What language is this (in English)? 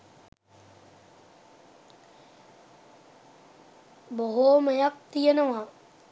Sinhala